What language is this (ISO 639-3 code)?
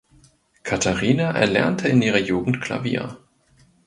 deu